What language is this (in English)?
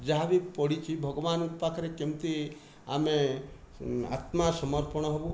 Odia